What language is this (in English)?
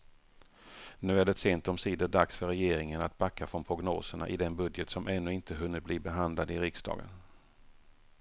Swedish